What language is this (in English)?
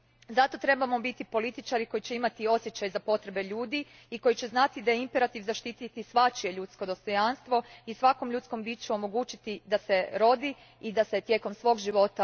Croatian